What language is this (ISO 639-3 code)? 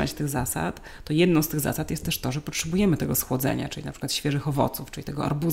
pol